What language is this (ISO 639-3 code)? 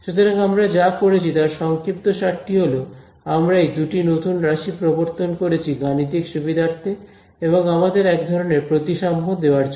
ben